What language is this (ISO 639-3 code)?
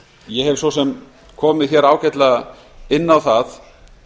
isl